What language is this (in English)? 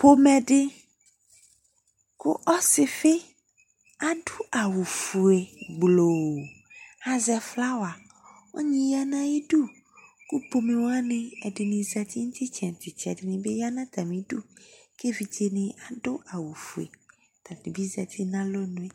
Ikposo